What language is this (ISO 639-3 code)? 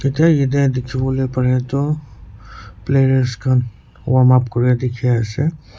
nag